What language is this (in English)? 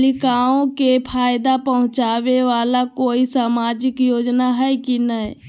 Magahi